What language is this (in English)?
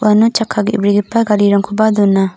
Garo